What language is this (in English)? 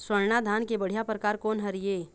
Chhattisgarhi